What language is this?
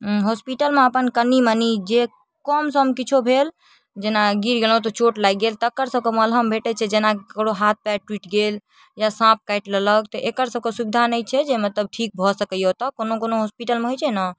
Maithili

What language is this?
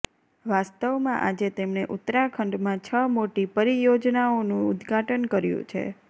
Gujarati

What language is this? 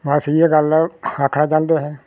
Dogri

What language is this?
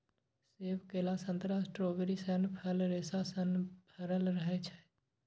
Maithili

